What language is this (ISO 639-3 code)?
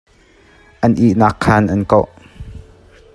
cnh